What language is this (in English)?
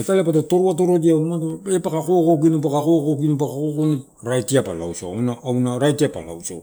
Torau